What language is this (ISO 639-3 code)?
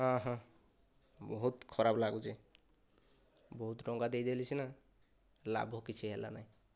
ori